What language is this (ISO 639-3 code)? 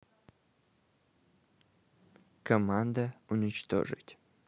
rus